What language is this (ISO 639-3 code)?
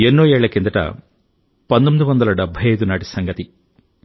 tel